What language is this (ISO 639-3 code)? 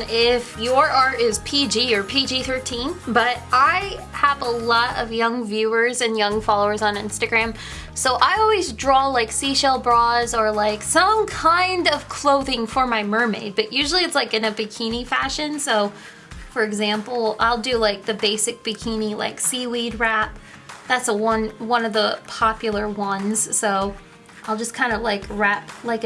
eng